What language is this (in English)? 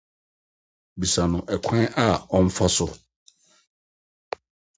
Akan